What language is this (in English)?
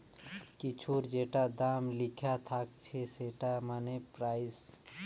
Bangla